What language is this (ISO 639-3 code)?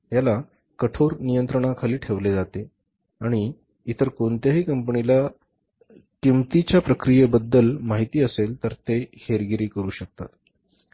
mar